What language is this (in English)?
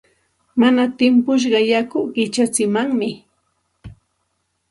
Santa Ana de Tusi Pasco Quechua